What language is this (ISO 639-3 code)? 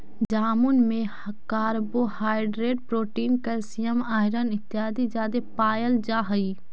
mag